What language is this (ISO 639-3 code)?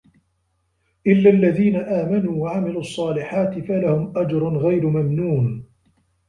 ara